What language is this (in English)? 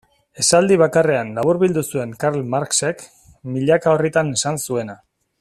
Basque